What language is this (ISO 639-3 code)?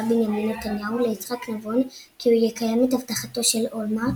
heb